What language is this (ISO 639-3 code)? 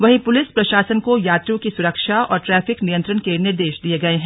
hin